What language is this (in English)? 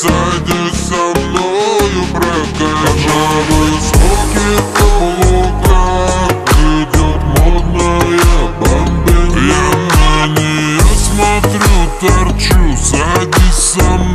Arabic